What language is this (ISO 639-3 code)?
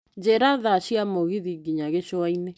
kik